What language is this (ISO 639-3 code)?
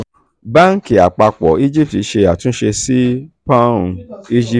yor